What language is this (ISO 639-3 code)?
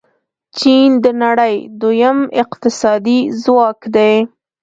pus